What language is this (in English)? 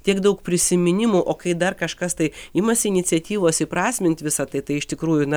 Lithuanian